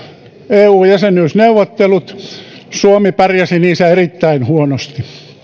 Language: Finnish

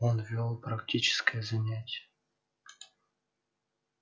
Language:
Russian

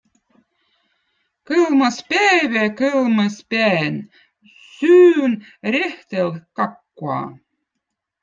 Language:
Votic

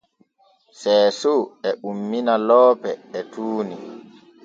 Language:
Borgu Fulfulde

